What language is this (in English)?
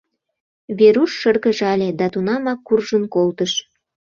Mari